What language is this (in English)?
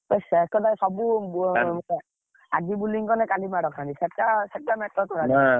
Odia